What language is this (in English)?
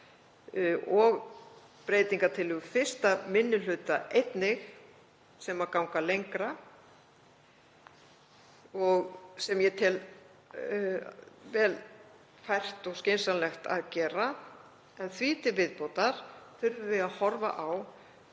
Icelandic